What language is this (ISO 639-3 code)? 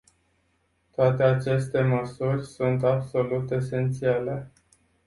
ron